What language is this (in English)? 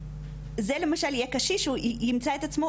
Hebrew